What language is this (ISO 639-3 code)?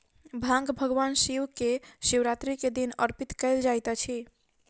mai